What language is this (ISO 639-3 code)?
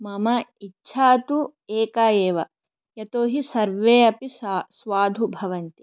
san